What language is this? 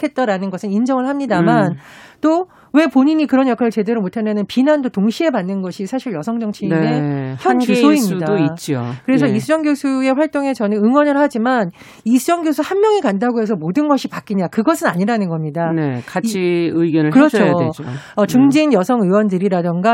Korean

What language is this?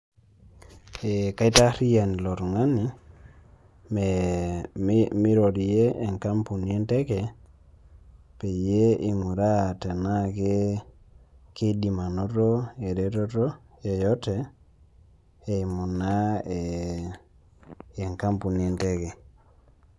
Masai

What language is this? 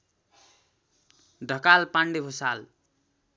Nepali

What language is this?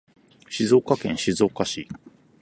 Japanese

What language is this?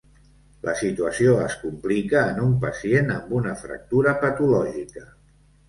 Catalan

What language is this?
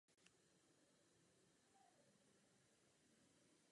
Czech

